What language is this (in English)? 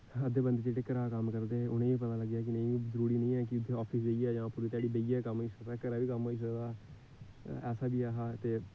Dogri